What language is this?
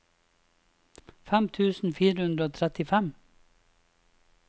Norwegian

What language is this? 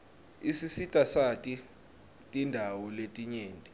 Swati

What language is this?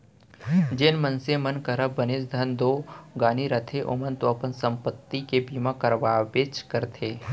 Chhattisgarhi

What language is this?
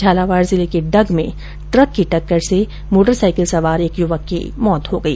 Hindi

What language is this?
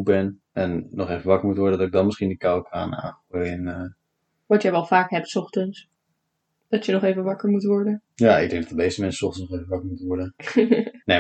Dutch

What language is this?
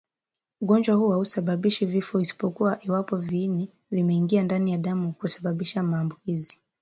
Swahili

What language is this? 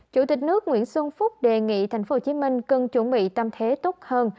Vietnamese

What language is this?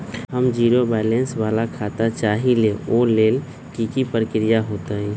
Magahi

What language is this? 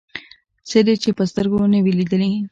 Pashto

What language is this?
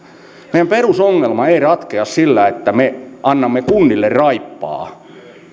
Finnish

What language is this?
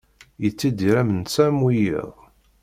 Kabyle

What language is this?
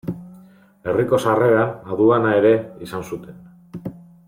Basque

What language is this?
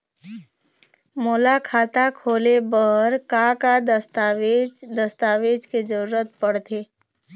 Chhattisgarhi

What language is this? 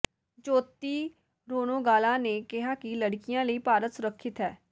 Punjabi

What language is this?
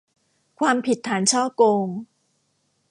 Thai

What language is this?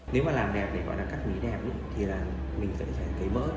Vietnamese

